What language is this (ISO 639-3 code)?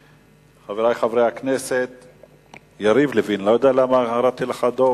heb